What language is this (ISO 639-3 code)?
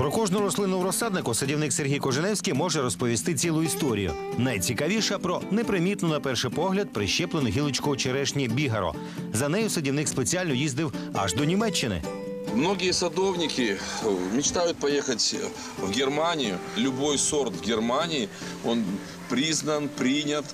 ukr